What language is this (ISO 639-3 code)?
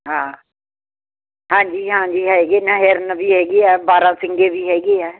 pan